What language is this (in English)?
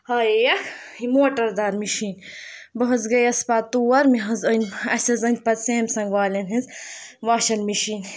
Kashmiri